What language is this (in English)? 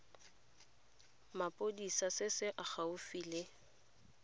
Tswana